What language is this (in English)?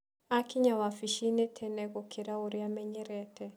Kikuyu